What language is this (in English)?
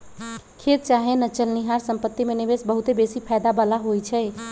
Magahi